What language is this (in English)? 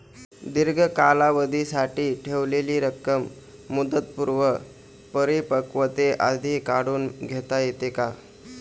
Marathi